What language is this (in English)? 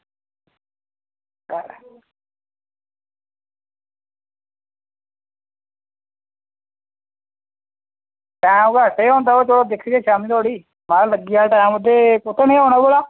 Dogri